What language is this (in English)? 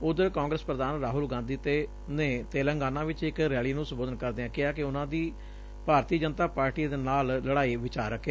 Punjabi